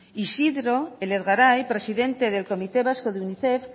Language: Spanish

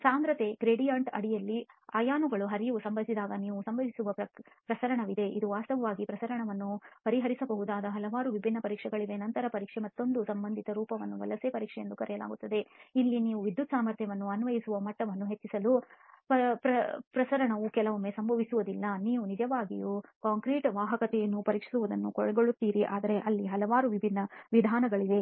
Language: Kannada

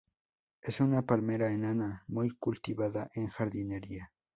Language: Spanish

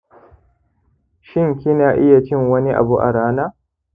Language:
Hausa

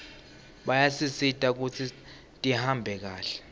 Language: Swati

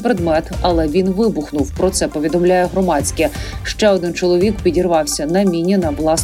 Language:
Ukrainian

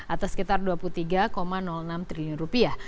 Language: Indonesian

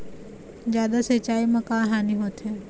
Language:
Chhattisgarhi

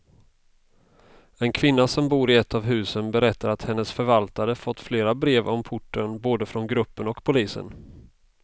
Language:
Swedish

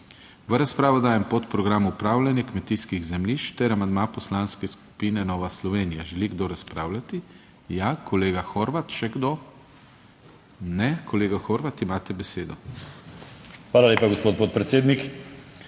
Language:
Slovenian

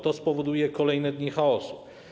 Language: Polish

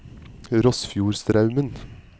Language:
Norwegian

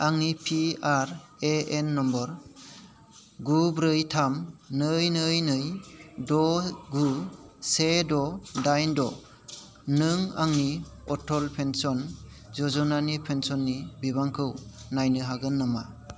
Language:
Bodo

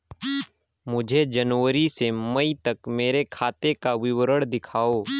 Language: Hindi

